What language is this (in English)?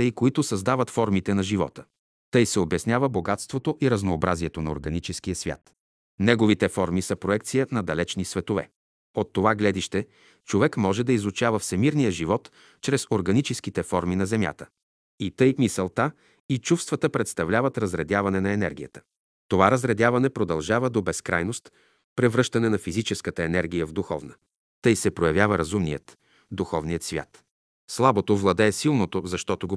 Bulgarian